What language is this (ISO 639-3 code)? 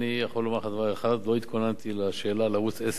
heb